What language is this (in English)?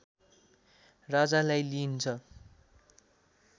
Nepali